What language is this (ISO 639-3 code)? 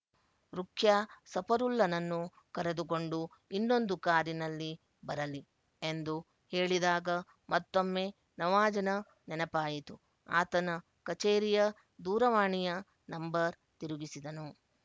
kan